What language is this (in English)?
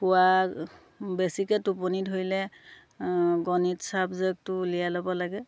Assamese